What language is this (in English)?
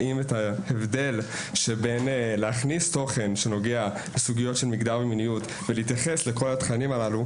Hebrew